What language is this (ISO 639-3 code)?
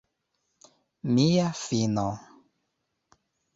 epo